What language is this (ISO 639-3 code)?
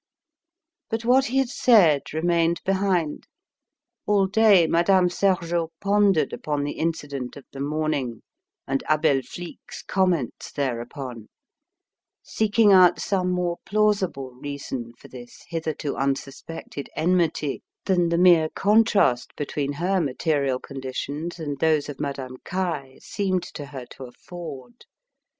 eng